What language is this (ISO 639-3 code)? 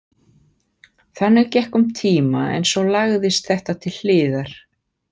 isl